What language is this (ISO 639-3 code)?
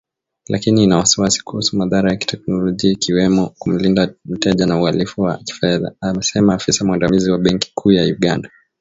swa